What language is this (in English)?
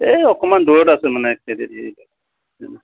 Assamese